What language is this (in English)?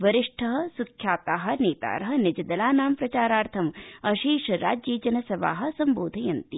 Sanskrit